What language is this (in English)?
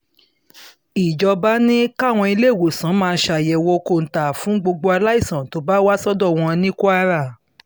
Yoruba